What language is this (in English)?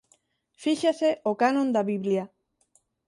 Galician